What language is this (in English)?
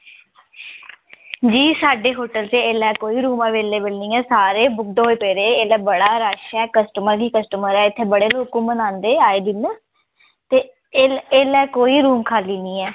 Dogri